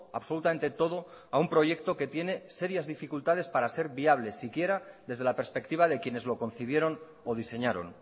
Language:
Spanish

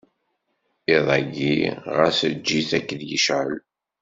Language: Kabyle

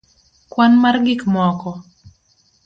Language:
Luo (Kenya and Tanzania)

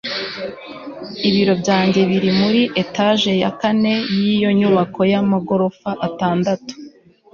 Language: Kinyarwanda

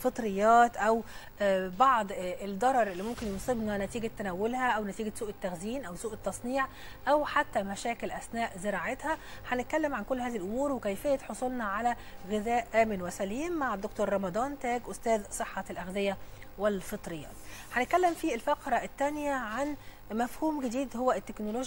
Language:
Arabic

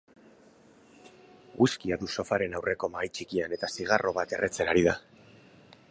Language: Basque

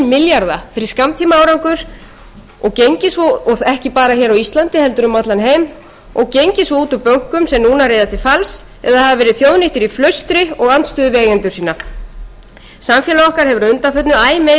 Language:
Icelandic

